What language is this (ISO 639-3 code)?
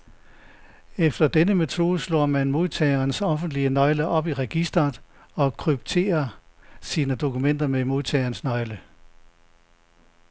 dan